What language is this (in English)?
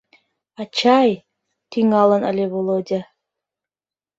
Mari